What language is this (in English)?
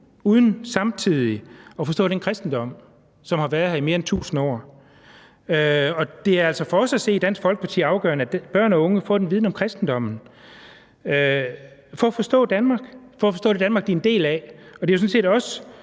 Danish